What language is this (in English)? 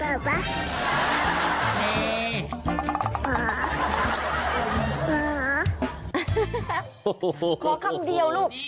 Thai